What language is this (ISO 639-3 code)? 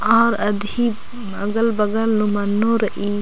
kru